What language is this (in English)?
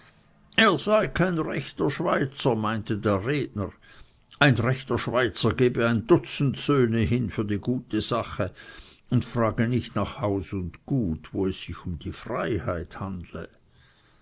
German